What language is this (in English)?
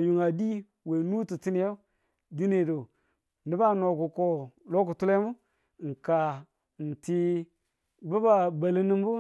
Tula